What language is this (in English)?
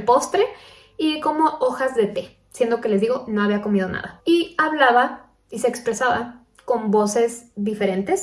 Spanish